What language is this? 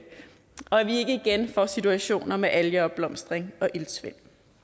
Danish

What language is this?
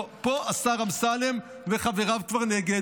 Hebrew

